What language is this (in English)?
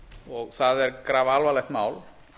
Icelandic